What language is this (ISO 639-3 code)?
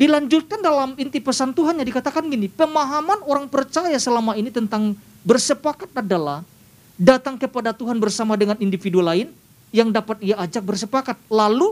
ind